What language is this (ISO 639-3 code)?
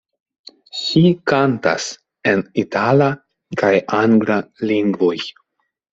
epo